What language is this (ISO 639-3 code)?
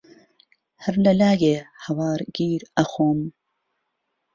ckb